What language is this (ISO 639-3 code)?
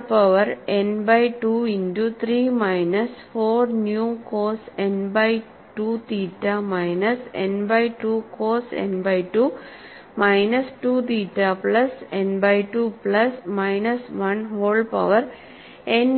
mal